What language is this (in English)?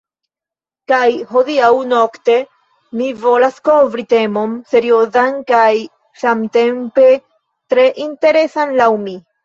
Esperanto